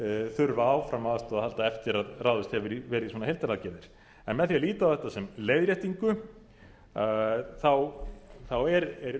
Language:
Icelandic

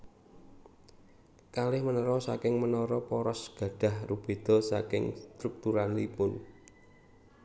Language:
Javanese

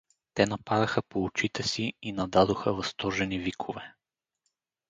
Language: Bulgarian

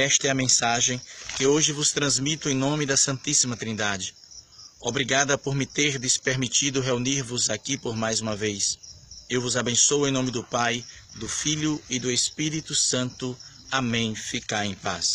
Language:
Portuguese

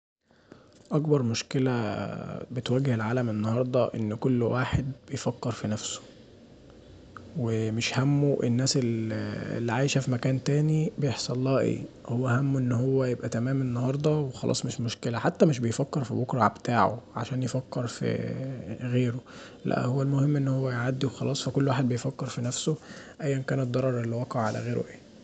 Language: Egyptian Arabic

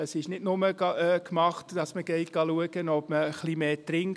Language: Swiss German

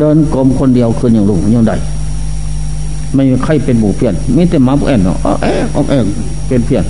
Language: Thai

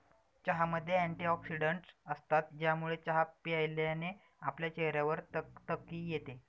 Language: Marathi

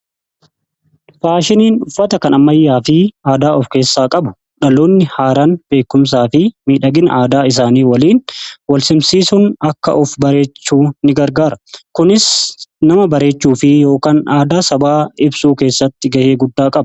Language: Oromo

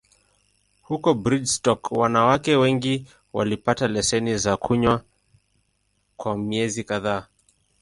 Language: Swahili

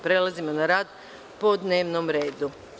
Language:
Serbian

